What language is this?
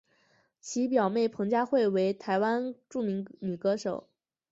Chinese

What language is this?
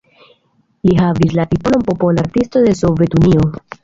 Esperanto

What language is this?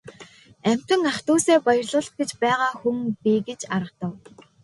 Mongolian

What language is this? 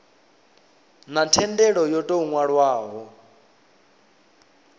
Venda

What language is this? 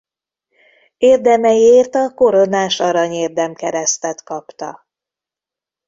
Hungarian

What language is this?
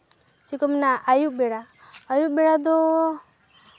Santali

